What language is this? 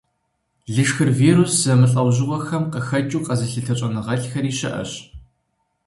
Kabardian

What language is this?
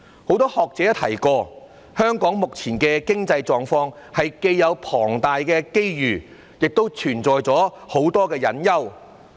Cantonese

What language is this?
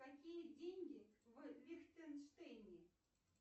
Russian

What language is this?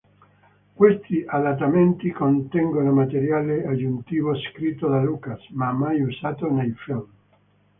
Italian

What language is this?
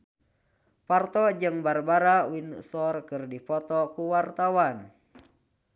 Sundanese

